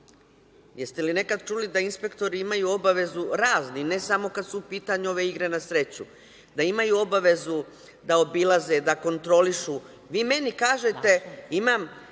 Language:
Serbian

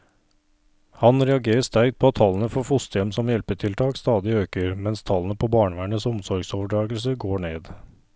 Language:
Norwegian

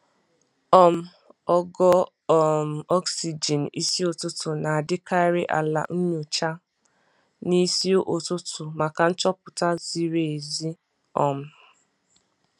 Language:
Igbo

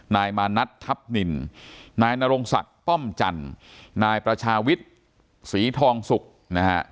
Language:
Thai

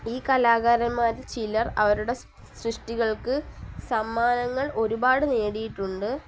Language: Malayalam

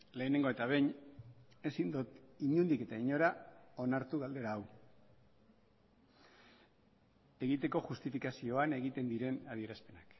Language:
Basque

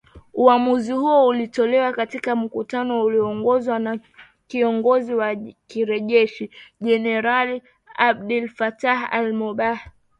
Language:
Swahili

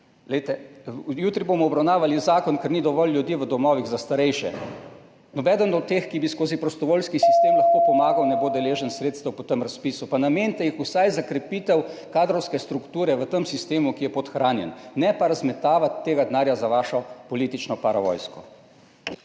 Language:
Slovenian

